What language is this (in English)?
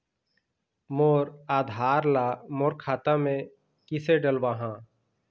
Chhattisgarhi